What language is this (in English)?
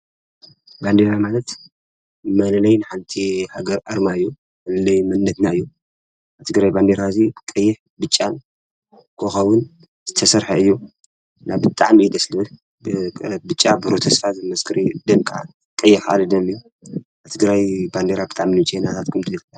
Tigrinya